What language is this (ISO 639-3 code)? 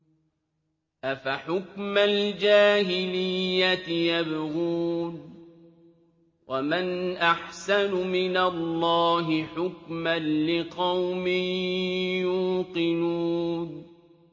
ara